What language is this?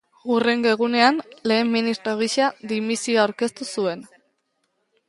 Basque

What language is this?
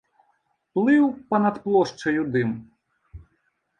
Belarusian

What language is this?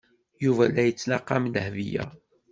Kabyle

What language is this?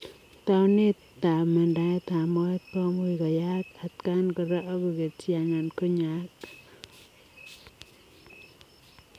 Kalenjin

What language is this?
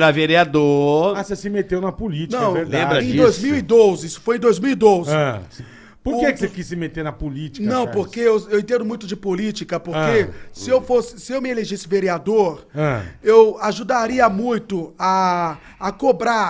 Portuguese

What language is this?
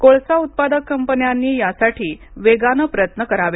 Marathi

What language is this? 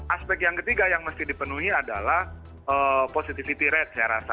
Indonesian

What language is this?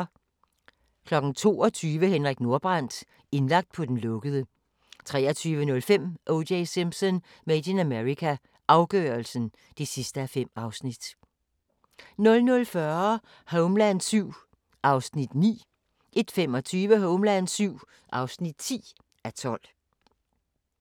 Danish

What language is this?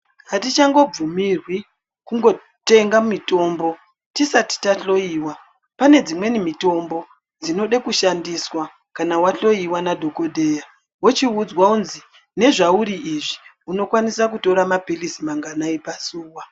Ndau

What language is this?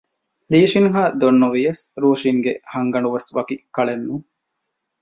Divehi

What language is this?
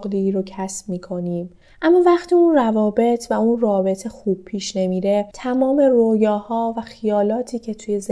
Persian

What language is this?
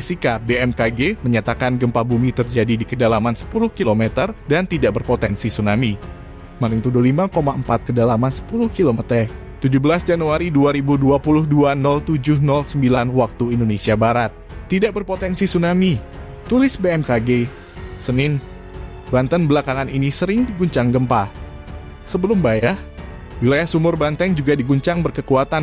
Indonesian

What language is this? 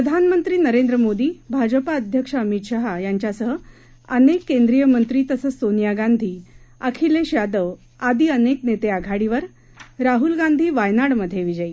Marathi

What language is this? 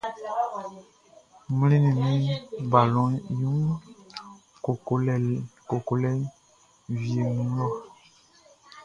Baoulé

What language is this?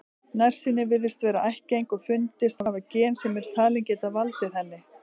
Icelandic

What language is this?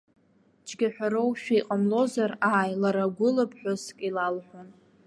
Abkhazian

